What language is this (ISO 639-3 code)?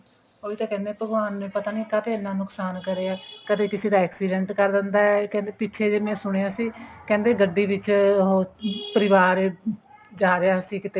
pan